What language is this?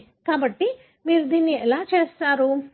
Telugu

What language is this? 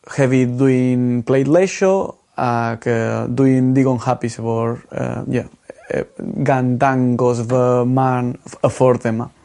Welsh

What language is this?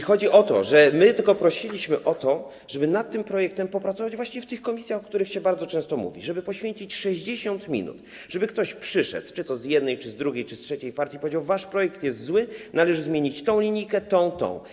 Polish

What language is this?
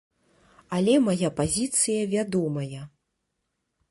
Belarusian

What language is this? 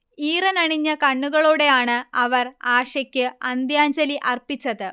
Malayalam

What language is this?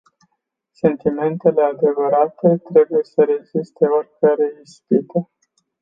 Romanian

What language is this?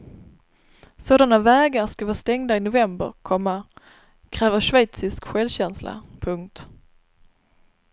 Swedish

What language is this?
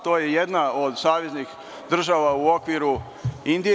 Serbian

